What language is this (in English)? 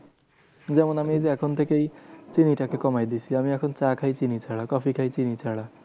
Bangla